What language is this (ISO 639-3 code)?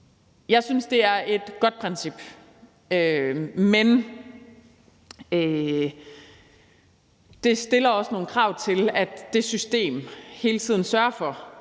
dan